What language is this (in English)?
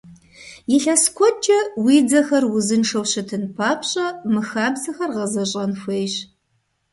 Kabardian